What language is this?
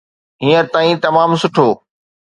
Sindhi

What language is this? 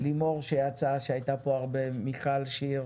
Hebrew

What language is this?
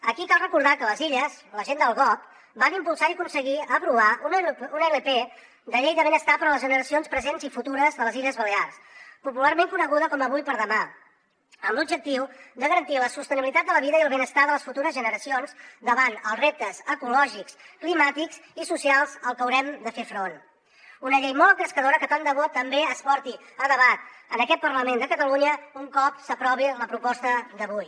Catalan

